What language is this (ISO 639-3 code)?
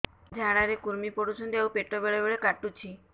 ori